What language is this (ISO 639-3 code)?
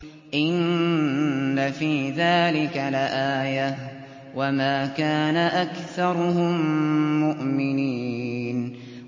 ara